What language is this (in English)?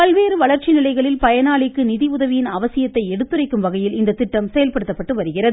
Tamil